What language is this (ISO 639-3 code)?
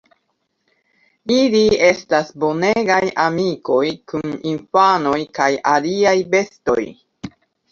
epo